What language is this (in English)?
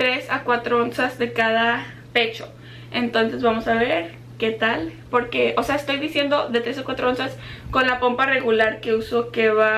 Spanish